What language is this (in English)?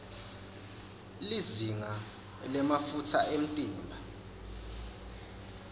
Swati